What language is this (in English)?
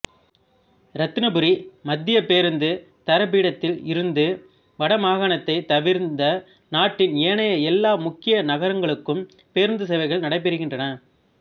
Tamil